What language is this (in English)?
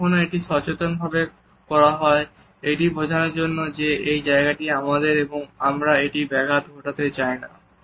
Bangla